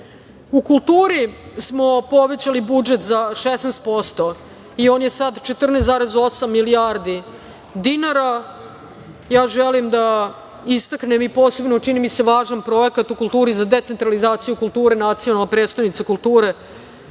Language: Serbian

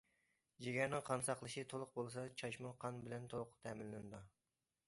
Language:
Uyghur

